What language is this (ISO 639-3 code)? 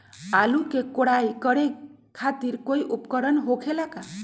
mag